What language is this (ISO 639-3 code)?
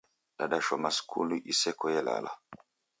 dav